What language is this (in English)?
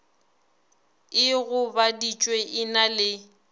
Northern Sotho